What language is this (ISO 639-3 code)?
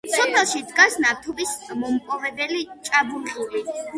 kat